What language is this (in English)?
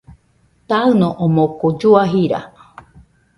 Nüpode Huitoto